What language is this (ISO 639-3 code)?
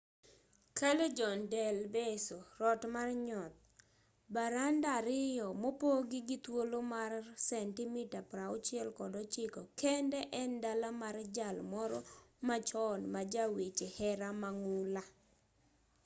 luo